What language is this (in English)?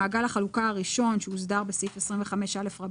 Hebrew